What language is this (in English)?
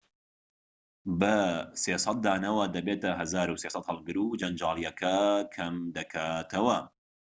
Central Kurdish